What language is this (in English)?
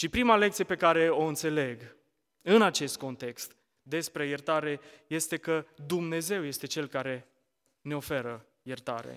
Romanian